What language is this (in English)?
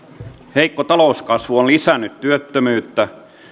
Finnish